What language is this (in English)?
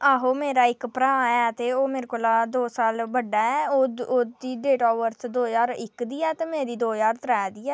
Dogri